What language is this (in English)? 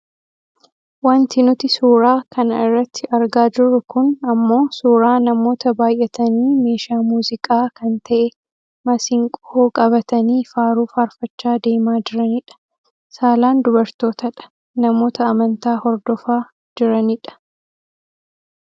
Oromo